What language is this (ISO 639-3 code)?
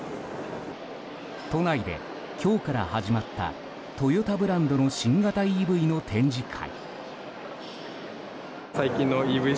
jpn